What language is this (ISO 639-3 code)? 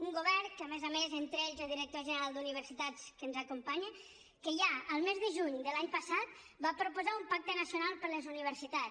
cat